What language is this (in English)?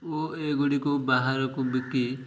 Odia